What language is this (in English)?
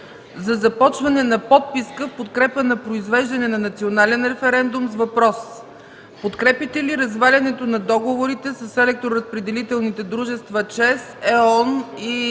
Bulgarian